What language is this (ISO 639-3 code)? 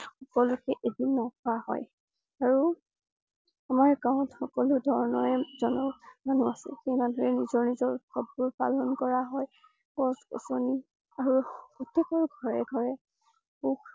asm